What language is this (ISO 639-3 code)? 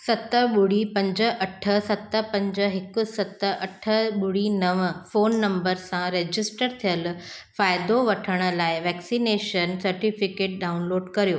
snd